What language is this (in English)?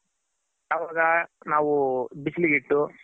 Kannada